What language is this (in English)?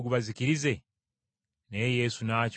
Ganda